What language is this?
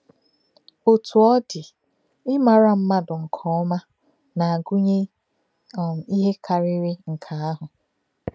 Igbo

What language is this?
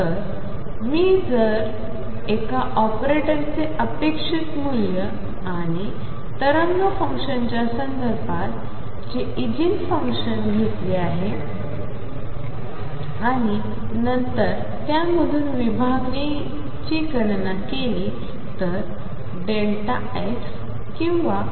Marathi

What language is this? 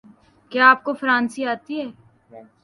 Urdu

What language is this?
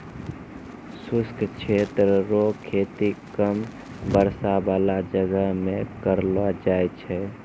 Maithili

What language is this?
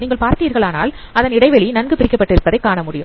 Tamil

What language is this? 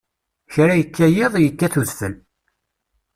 Kabyle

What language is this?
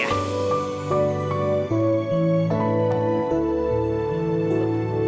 Indonesian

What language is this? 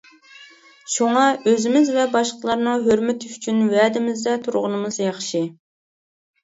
Uyghur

